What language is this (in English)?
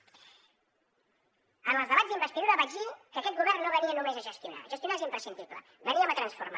Catalan